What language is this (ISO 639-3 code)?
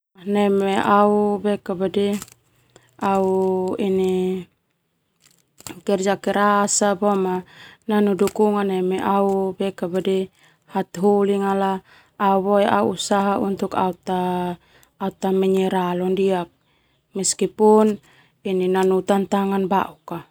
twu